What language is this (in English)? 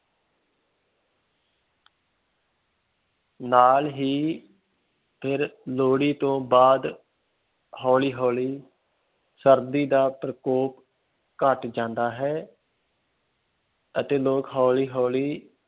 Punjabi